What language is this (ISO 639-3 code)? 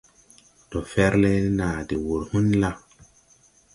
tui